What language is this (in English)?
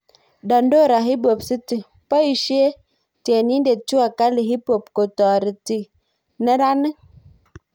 Kalenjin